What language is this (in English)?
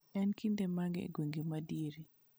Luo (Kenya and Tanzania)